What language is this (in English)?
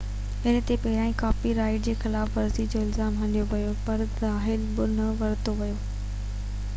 Sindhi